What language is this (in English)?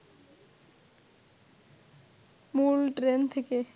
Bangla